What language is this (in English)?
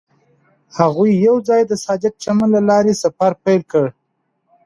Pashto